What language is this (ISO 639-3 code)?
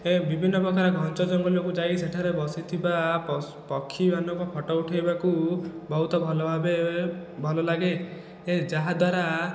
ori